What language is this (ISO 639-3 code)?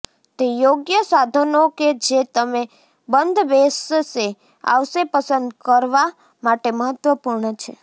guj